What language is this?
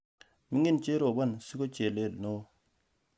Kalenjin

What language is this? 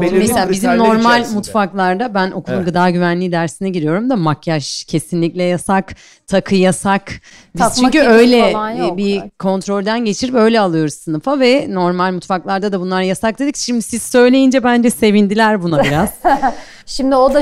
Turkish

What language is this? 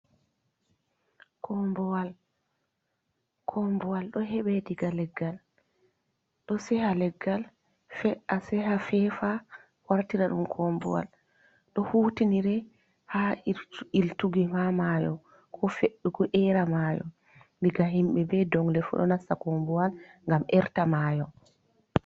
Fula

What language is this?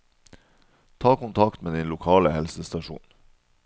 Norwegian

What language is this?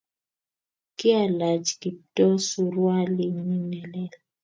Kalenjin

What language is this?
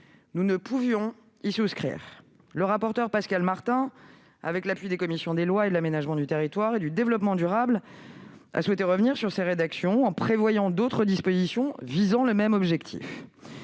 French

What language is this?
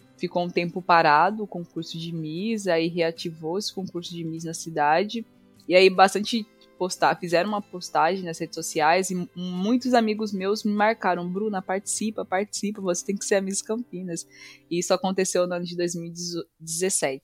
Portuguese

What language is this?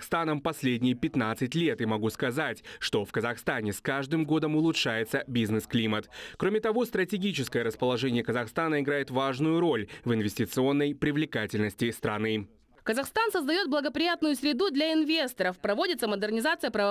Russian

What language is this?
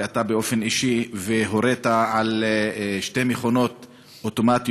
Hebrew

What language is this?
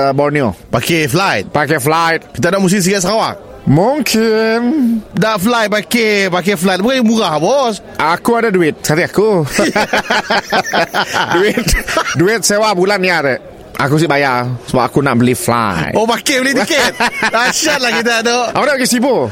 Malay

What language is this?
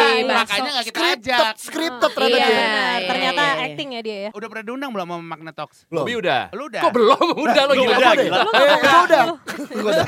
Indonesian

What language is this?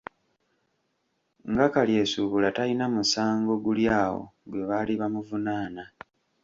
Ganda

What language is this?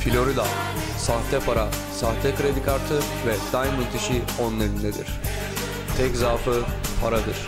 Turkish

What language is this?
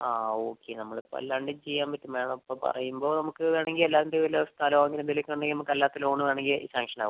Malayalam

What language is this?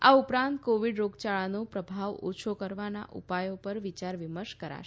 Gujarati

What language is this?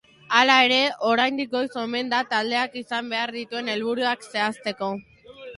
Basque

